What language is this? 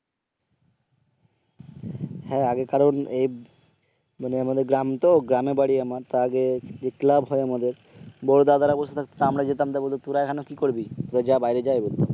Bangla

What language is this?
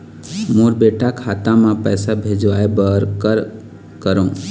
Chhattisgarhi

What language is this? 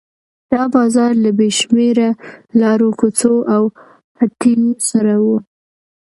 Pashto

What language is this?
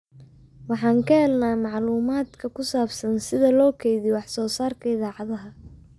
Somali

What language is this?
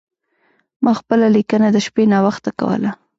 Pashto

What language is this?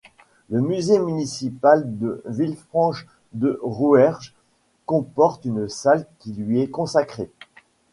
French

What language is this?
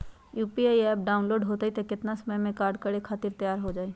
Magahi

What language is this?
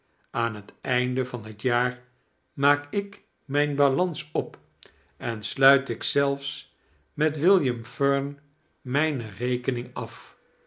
Dutch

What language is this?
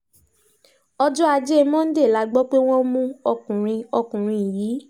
Yoruba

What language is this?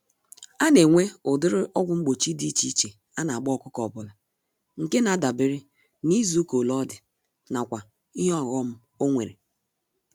Igbo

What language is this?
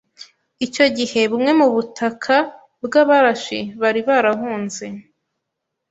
Kinyarwanda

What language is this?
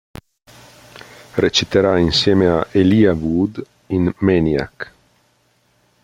Italian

